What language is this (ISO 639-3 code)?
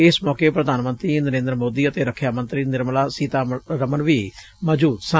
pan